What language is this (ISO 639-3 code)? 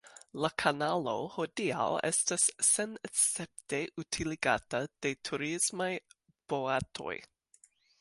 epo